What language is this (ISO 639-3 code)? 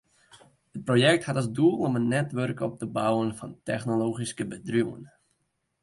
fry